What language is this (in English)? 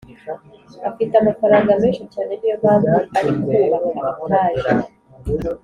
Kinyarwanda